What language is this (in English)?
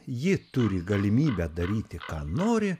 Lithuanian